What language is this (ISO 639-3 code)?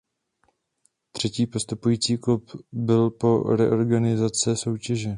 ces